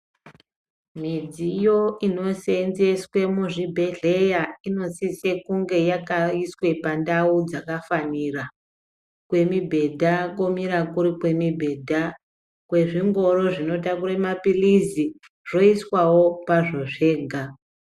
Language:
Ndau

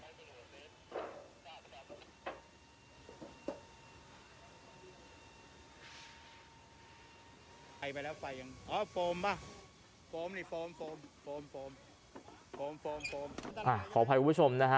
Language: Thai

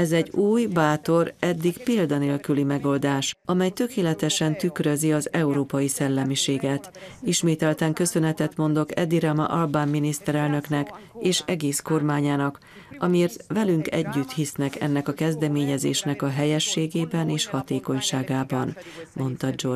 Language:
Hungarian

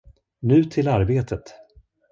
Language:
Swedish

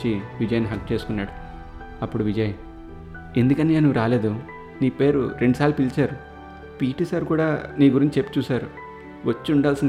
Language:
Telugu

